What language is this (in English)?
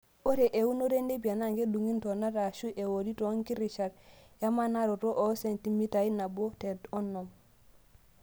Masai